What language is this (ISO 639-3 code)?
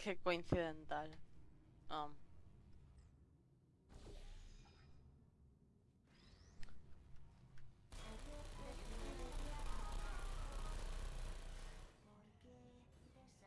spa